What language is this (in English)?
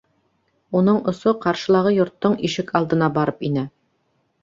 Bashkir